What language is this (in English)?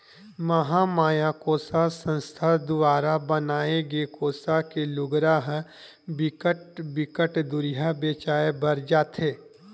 Chhattisgarhi